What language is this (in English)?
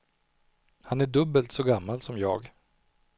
Swedish